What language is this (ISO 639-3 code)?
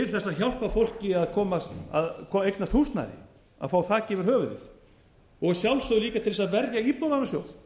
isl